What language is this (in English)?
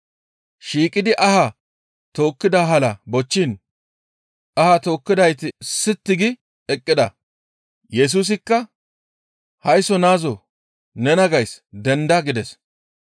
Gamo